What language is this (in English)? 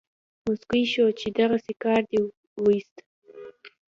Pashto